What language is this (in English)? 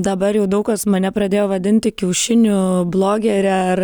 Lithuanian